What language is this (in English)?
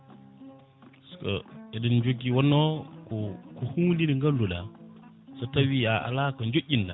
Fula